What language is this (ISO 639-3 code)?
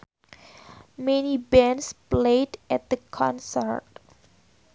sun